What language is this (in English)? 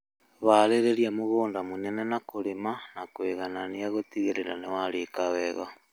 Kikuyu